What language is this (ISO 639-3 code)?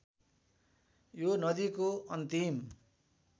nep